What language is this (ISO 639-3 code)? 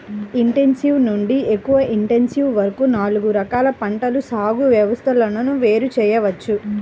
tel